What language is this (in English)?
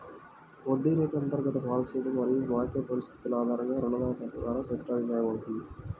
Telugu